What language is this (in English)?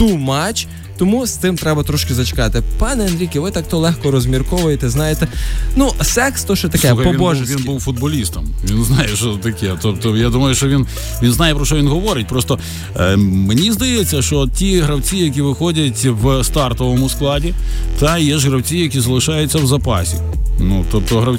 Ukrainian